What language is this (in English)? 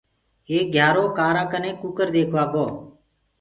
Gurgula